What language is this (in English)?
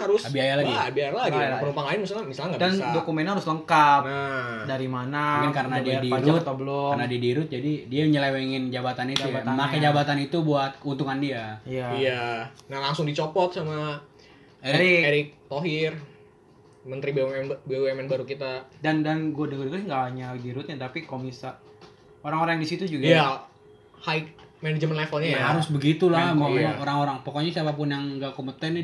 Indonesian